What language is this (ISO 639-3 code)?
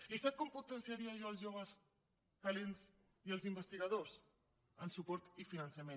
cat